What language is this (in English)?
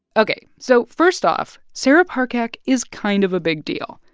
English